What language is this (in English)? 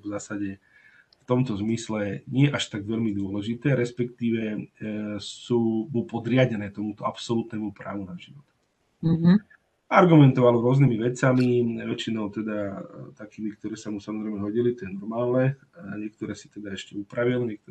Slovak